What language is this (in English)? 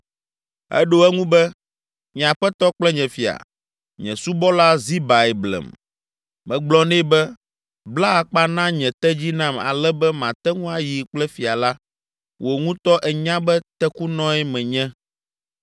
Ewe